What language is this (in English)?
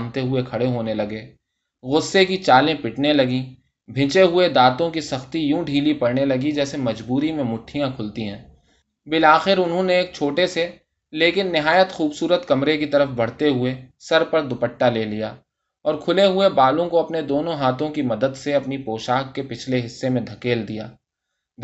Urdu